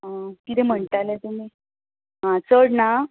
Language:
Konkani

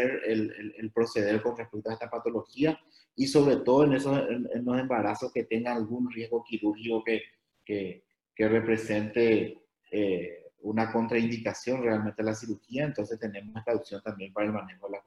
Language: Spanish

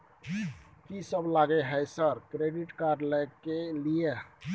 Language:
Maithili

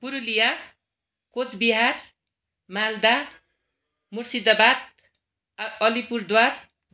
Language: Nepali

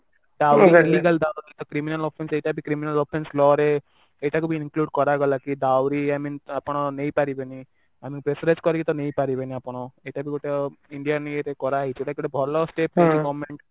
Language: Odia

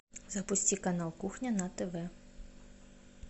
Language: Russian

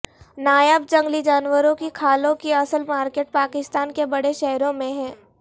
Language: Urdu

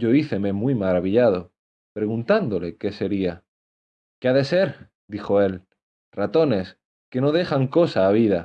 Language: Spanish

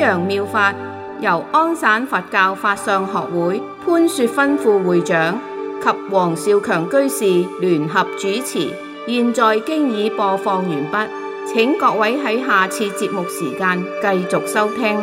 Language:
Chinese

